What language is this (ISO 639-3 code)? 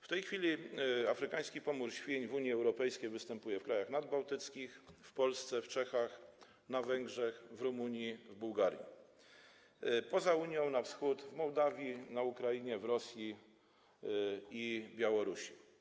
pol